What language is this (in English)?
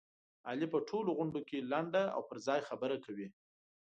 Pashto